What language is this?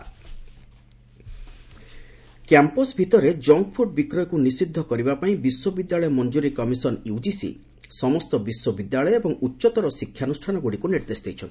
Odia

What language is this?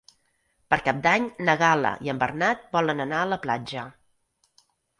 Catalan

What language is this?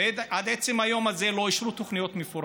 Hebrew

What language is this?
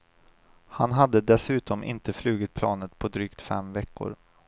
Swedish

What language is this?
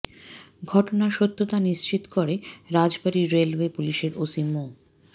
Bangla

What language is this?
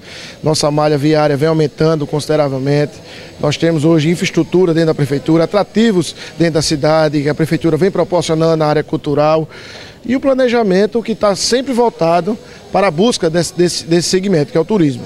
Portuguese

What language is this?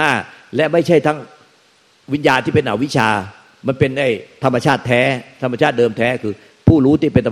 Thai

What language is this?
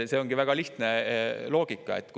Estonian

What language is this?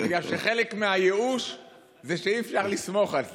Hebrew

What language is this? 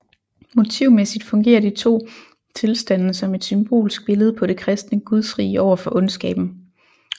Danish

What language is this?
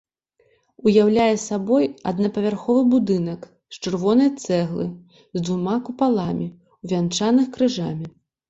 Belarusian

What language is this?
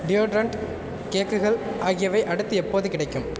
Tamil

